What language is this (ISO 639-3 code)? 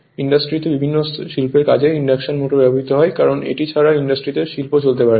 ben